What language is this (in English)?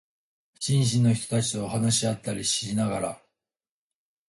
Japanese